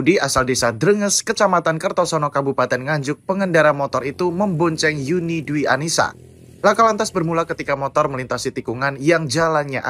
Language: Indonesian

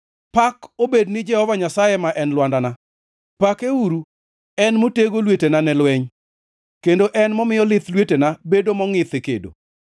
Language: Luo (Kenya and Tanzania)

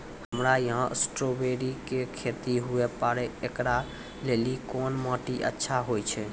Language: Maithili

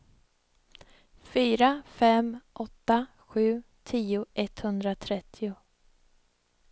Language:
Swedish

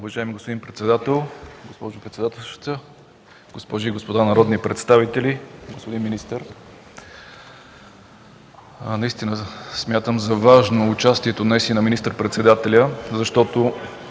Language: Bulgarian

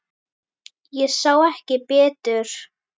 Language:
Icelandic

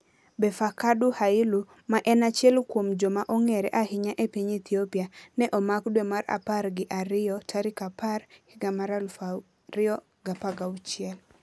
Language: Luo (Kenya and Tanzania)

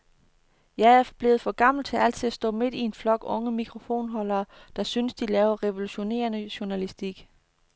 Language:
Danish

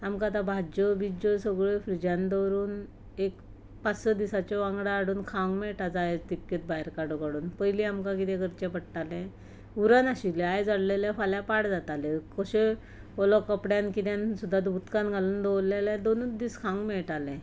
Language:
Konkani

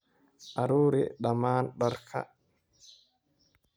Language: Somali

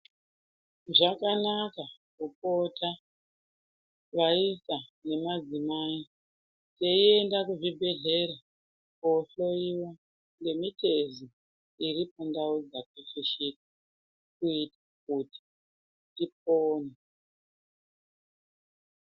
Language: Ndau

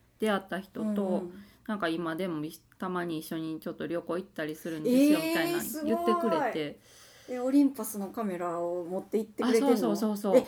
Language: Japanese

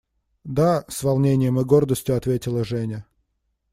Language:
Russian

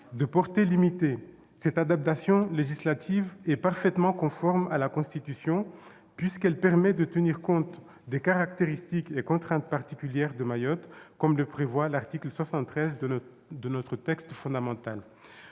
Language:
French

